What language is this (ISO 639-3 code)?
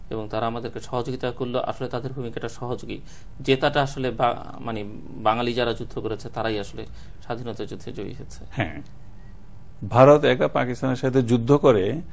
ben